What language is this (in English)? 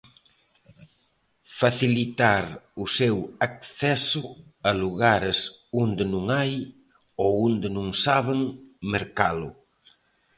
Galician